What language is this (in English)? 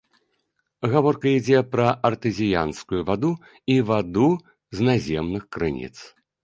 Belarusian